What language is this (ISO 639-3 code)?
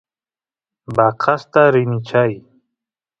qus